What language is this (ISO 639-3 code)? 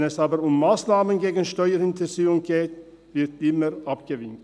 gsw